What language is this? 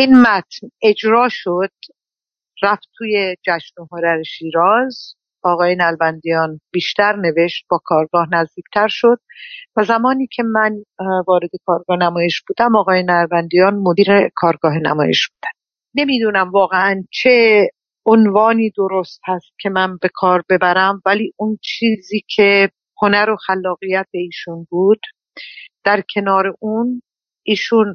Persian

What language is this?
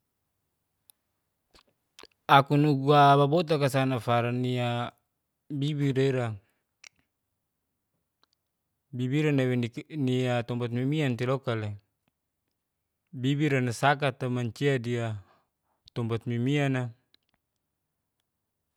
Geser-Gorom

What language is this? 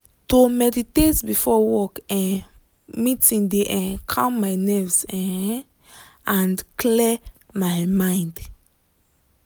Nigerian Pidgin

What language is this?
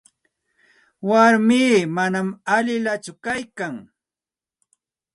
Santa Ana de Tusi Pasco Quechua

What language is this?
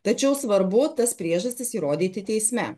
Lithuanian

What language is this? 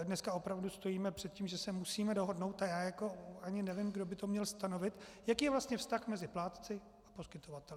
Czech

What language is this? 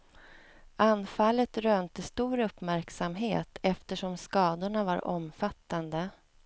Swedish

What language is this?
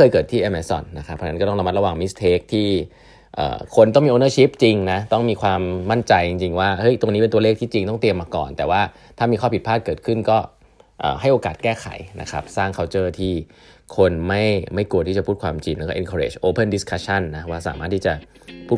Thai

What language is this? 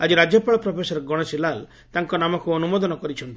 Odia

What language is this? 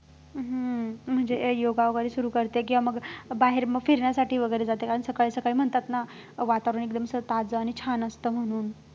Marathi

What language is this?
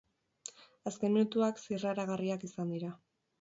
Basque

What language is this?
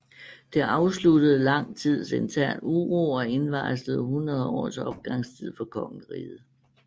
Danish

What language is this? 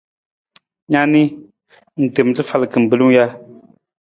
Nawdm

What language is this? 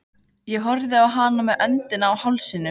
Icelandic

